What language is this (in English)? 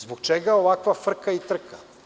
Serbian